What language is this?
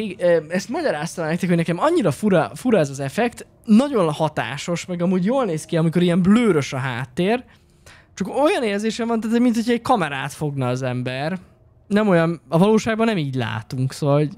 Hungarian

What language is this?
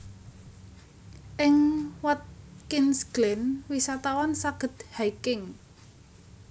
Javanese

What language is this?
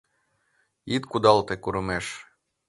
Mari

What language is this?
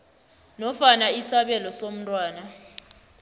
South Ndebele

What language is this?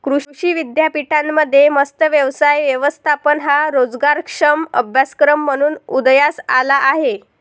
Marathi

